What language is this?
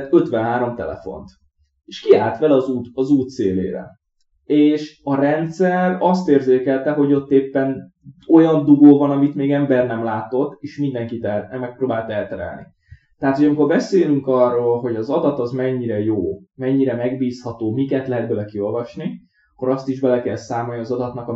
Hungarian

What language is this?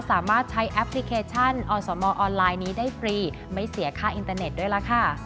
Thai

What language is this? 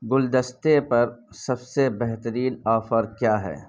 Urdu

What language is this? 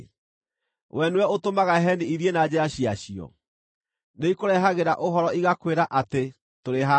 Kikuyu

